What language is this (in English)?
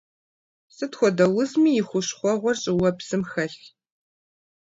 Kabardian